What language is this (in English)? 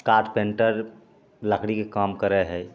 Maithili